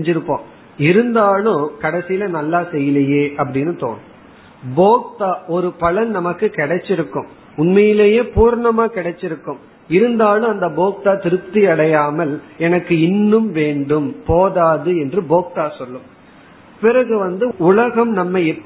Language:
Tamil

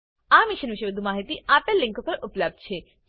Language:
Gujarati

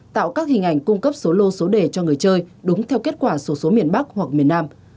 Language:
Vietnamese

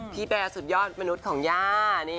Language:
Thai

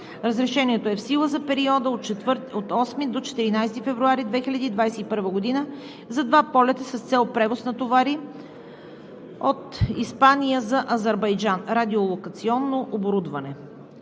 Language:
Bulgarian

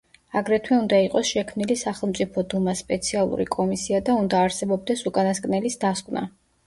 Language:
Georgian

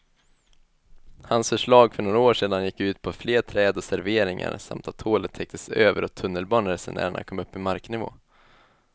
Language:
Swedish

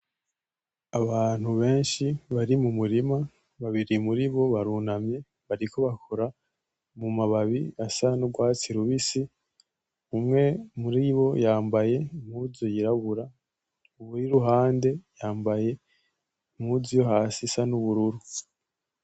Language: Rundi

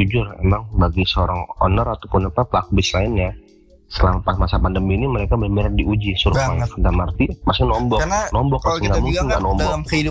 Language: Indonesian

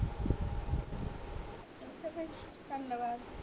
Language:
Punjabi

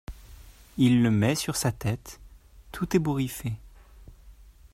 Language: French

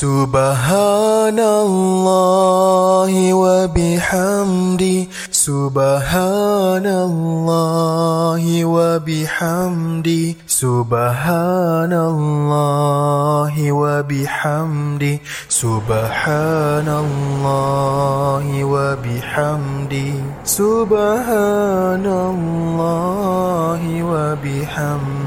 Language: Malay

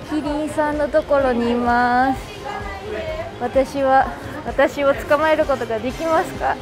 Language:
Japanese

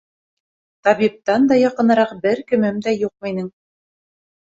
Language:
Bashkir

